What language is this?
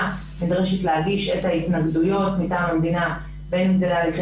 Hebrew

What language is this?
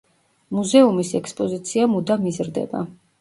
Georgian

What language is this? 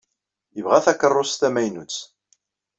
Kabyle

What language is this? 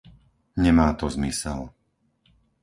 Slovak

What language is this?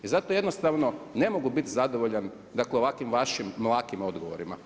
Croatian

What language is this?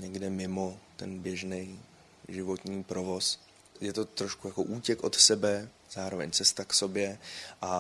Czech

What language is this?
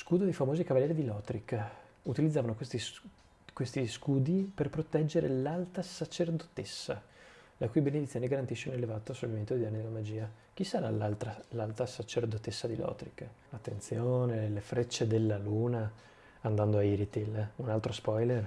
Italian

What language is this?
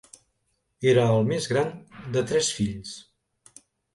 Catalan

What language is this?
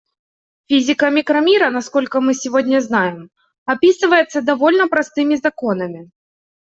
Russian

